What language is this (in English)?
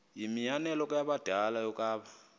Xhosa